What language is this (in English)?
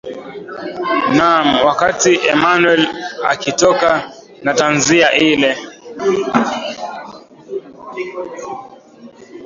Swahili